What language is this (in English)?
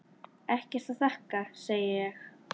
Icelandic